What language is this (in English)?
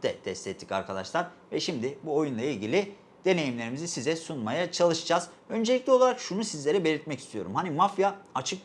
Turkish